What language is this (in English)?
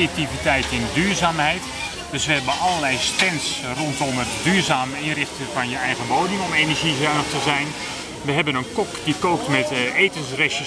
Dutch